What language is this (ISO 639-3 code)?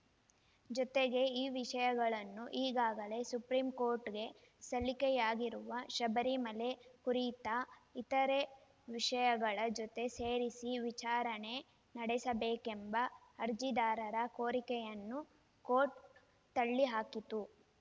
kan